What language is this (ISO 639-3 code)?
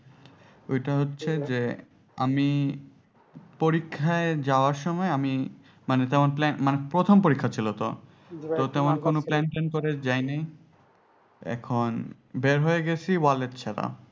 ben